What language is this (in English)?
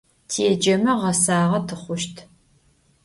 Adyghe